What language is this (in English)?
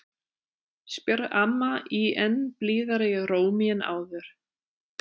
Icelandic